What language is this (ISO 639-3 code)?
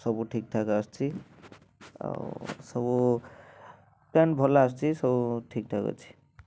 ori